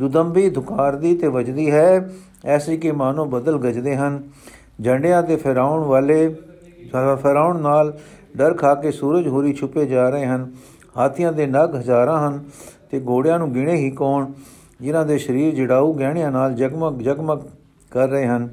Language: Punjabi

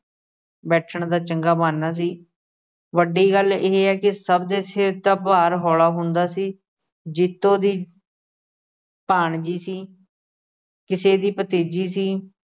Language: Punjabi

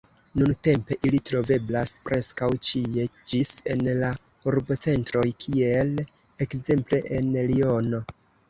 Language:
Esperanto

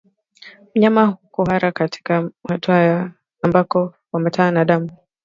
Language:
Swahili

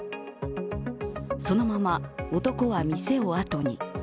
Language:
Japanese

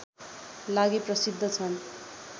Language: Nepali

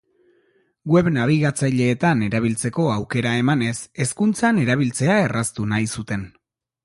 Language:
Basque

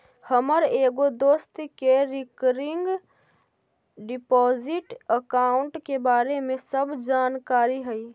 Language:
Magahi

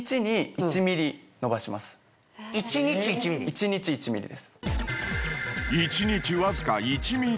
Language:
Japanese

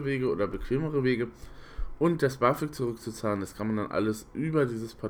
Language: German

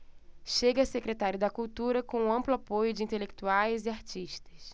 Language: Portuguese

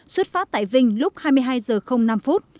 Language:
Vietnamese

